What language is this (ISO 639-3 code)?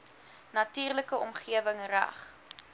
afr